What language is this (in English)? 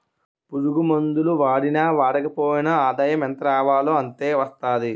Telugu